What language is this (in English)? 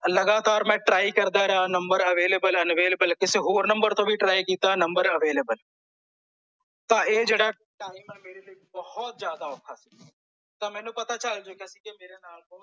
Punjabi